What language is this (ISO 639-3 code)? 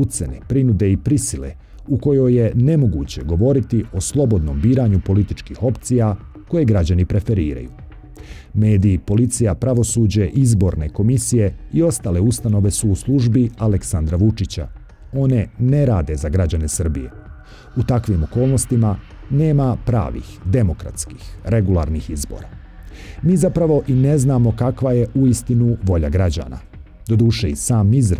hrv